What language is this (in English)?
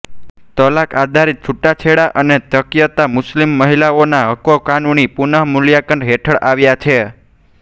Gujarati